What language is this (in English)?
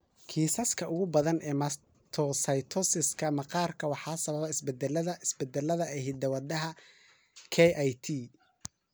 Somali